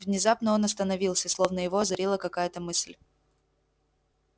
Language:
Russian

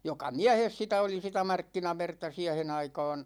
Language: Finnish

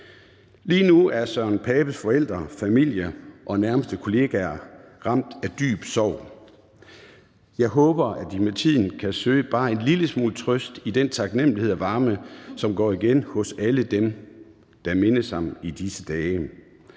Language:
Danish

